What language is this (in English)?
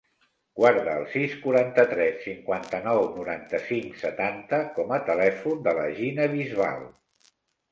Catalan